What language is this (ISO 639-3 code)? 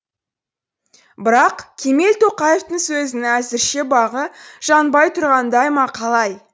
kaz